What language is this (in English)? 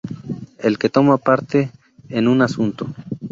Spanish